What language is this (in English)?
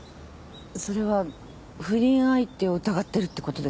Japanese